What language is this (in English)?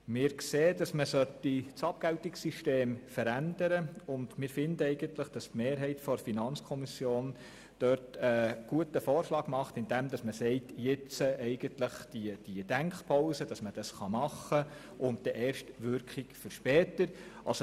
Swiss German